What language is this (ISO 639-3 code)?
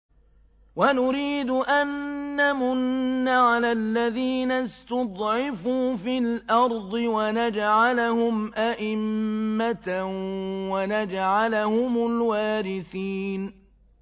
ara